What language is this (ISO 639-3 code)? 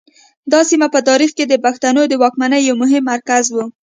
pus